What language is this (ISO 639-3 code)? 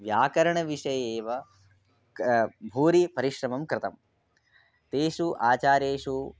san